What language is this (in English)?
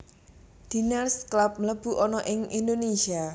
Javanese